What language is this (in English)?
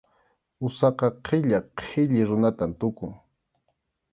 Arequipa-La Unión Quechua